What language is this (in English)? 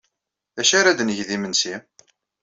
Kabyle